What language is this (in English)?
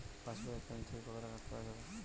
Bangla